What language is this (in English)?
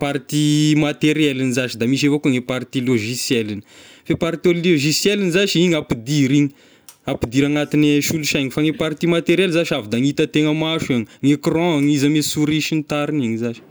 Tesaka Malagasy